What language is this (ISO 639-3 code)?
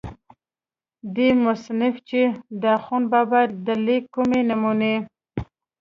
pus